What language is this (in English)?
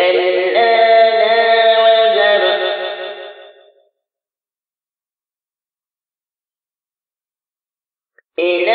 Arabic